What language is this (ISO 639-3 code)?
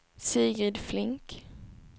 swe